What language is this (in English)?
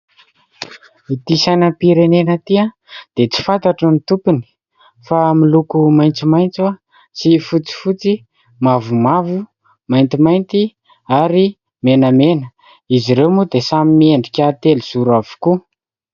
Malagasy